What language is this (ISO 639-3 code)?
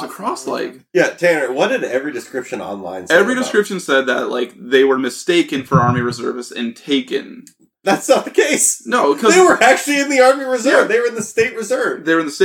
eng